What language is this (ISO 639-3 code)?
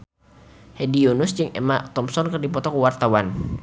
sun